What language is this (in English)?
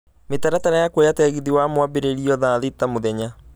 Kikuyu